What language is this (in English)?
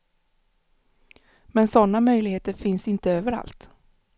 Swedish